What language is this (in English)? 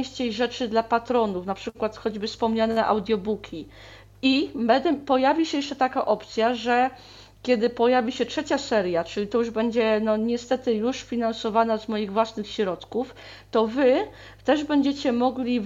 Polish